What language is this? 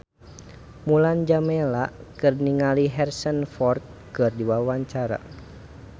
Sundanese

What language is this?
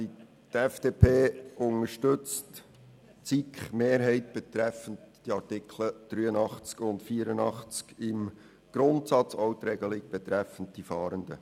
Swiss German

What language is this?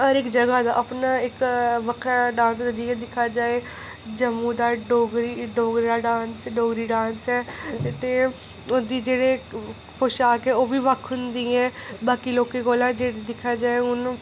Dogri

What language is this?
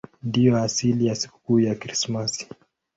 Swahili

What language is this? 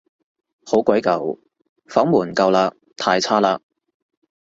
Cantonese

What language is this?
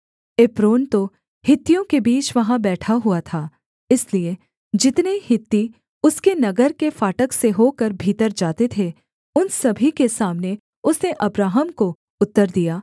Hindi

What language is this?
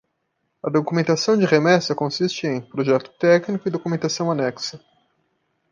Portuguese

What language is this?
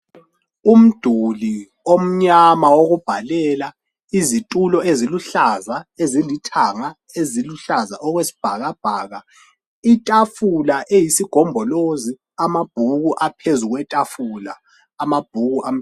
North Ndebele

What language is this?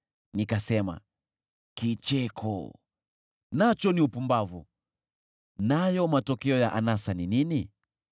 Swahili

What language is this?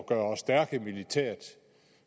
Danish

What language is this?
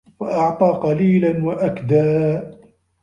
Arabic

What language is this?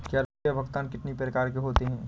Hindi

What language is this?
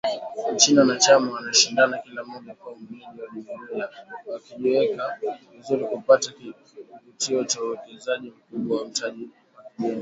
Swahili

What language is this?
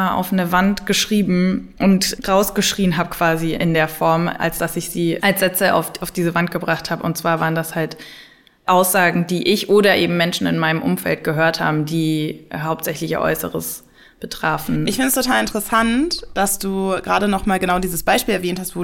German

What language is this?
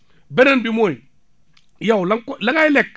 Wolof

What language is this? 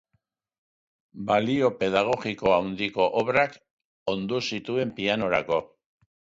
Basque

